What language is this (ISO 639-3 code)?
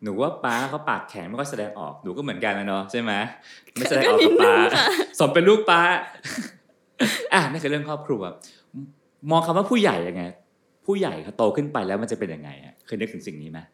tha